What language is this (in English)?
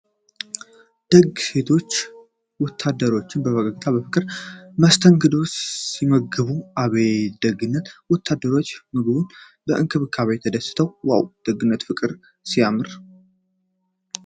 Amharic